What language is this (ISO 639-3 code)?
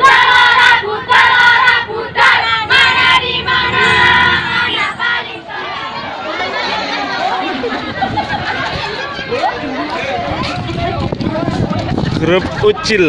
ind